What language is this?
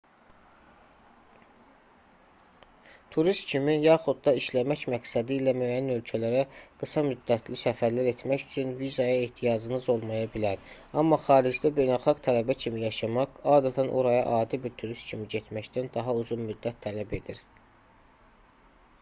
Azerbaijani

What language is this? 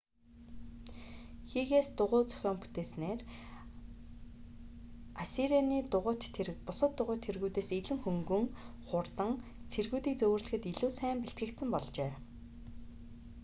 Mongolian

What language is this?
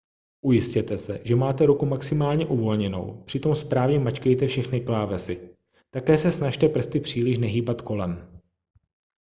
Czech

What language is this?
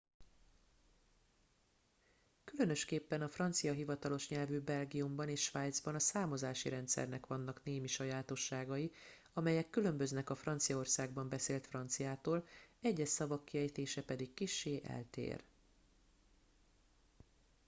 Hungarian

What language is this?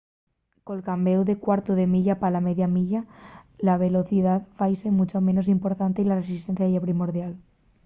Asturian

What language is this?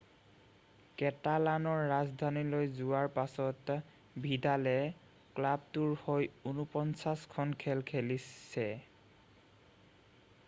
Assamese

